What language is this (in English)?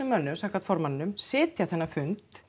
Icelandic